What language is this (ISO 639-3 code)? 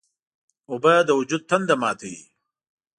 pus